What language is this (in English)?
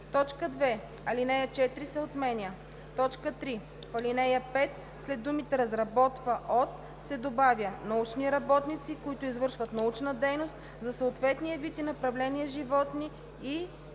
Bulgarian